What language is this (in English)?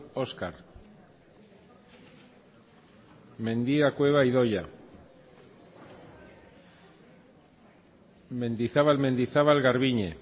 Basque